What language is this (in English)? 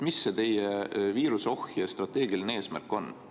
Estonian